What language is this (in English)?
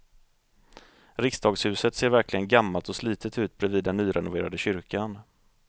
Swedish